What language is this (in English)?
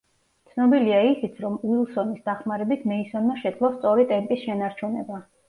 Georgian